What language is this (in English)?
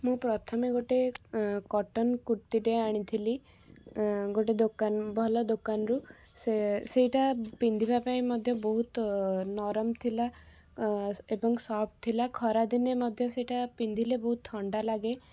Odia